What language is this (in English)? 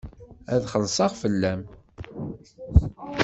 Kabyle